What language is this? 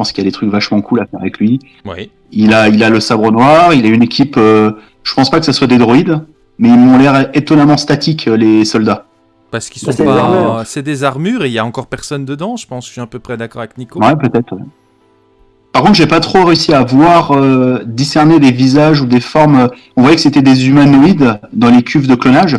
French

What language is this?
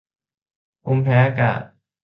Thai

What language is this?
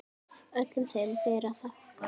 Icelandic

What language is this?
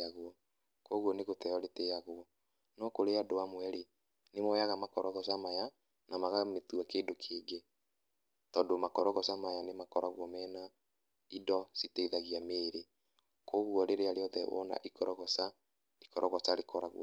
Kikuyu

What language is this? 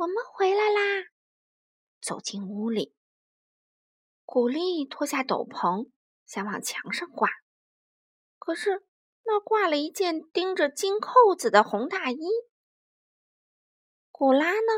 Chinese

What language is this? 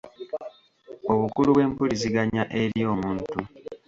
Ganda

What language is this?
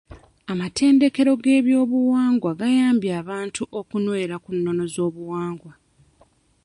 Ganda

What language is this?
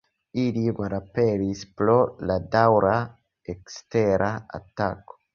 Esperanto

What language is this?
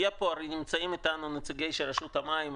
Hebrew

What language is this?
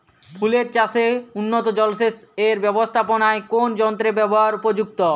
Bangla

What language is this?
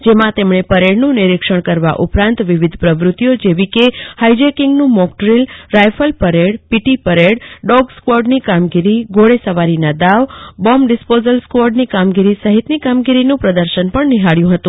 Gujarati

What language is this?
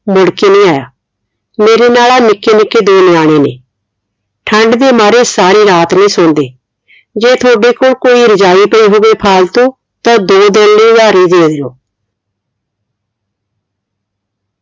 Punjabi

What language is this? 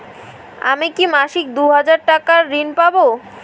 Bangla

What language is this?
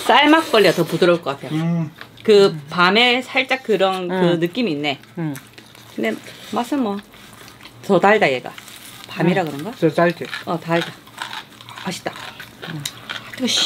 Korean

